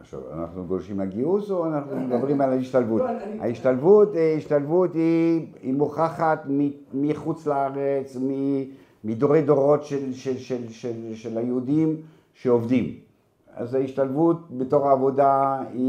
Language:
Hebrew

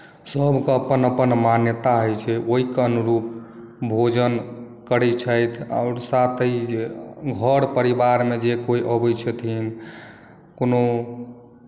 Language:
Maithili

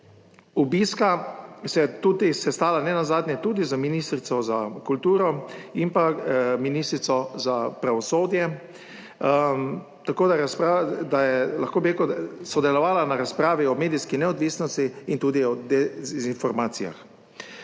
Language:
Slovenian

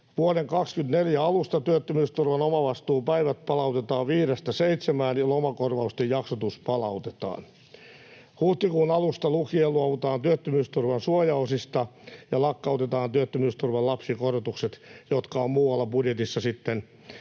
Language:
Finnish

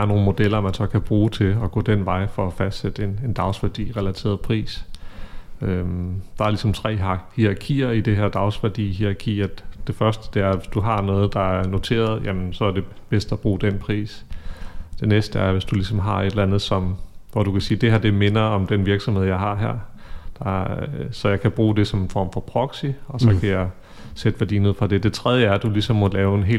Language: Danish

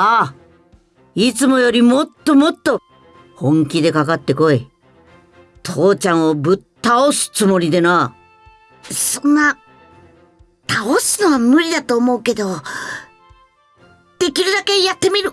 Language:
Japanese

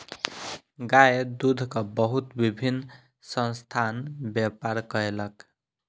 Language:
Maithili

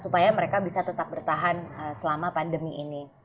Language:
Indonesian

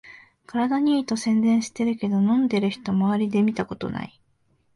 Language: Japanese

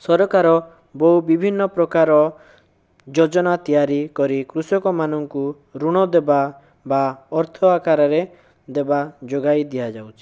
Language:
Odia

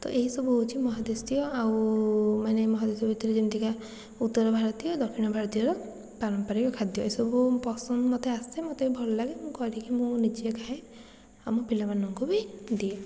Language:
Odia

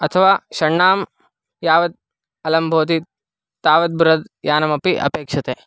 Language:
Sanskrit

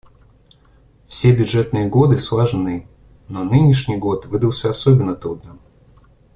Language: Russian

